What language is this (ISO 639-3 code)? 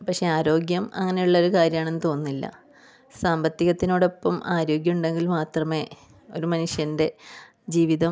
mal